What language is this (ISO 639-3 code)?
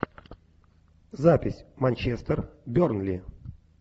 rus